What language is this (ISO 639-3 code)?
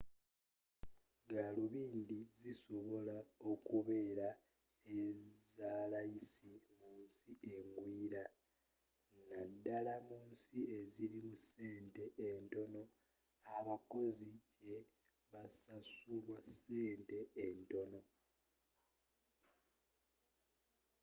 lug